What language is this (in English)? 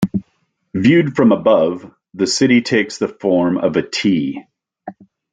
English